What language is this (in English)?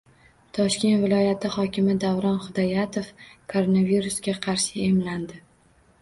Uzbek